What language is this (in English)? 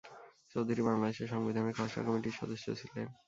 Bangla